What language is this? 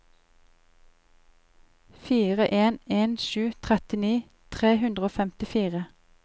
Norwegian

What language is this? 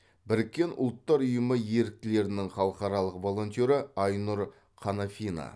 Kazakh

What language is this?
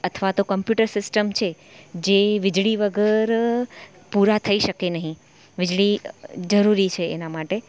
Gujarati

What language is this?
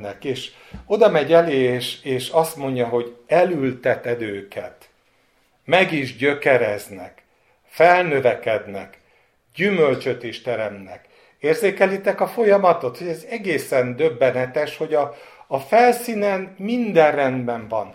Hungarian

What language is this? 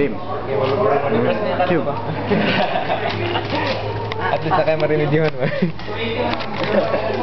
Arabic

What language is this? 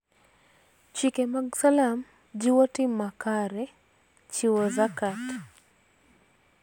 Luo (Kenya and Tanzania)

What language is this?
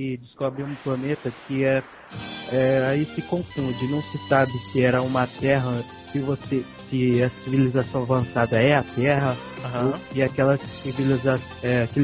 Portuguese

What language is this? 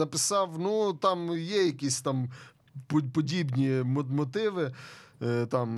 Ukrainian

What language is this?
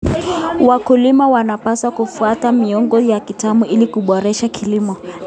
Kalenjin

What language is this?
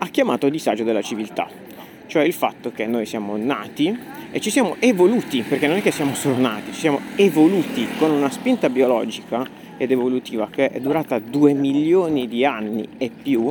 Italian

